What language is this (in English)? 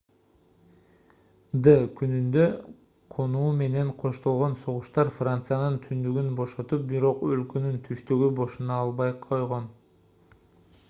Kyrgyz